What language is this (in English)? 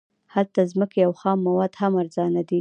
Pashto